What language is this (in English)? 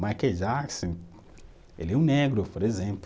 Portuguese